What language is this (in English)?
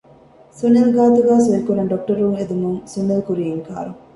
Divehi